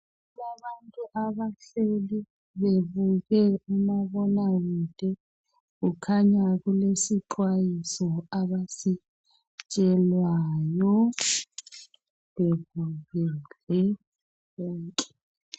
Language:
North Ndebele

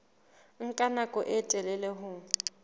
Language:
Southern Sotho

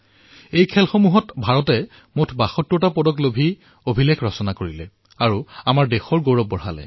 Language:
Assamese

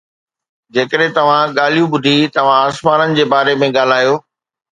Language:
Sindhi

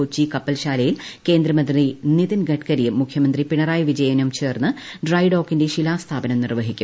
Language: Malayalam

